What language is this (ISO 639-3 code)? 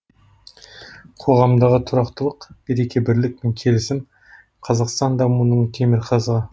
kaz